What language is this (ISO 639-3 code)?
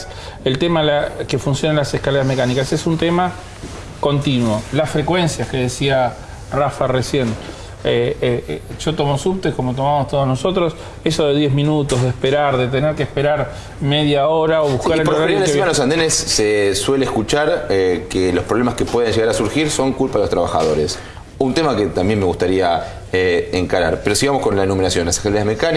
spa